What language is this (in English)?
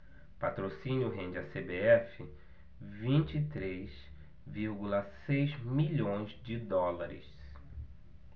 Portuguese